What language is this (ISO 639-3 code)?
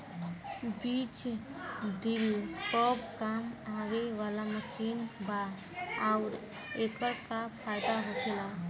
bho